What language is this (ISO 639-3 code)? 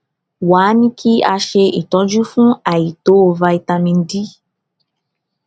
yor